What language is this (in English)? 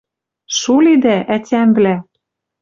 Western Mari